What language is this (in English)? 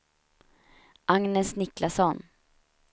Swedish